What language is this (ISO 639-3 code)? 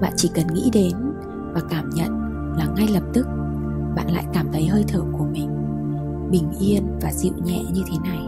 vie